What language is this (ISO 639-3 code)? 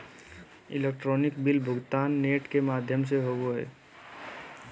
mag